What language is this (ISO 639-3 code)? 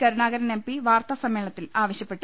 mal